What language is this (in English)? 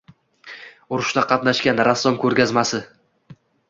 Uzbek